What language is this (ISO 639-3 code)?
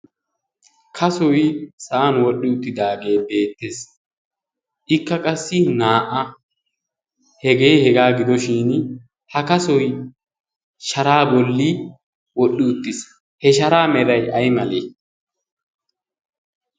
wal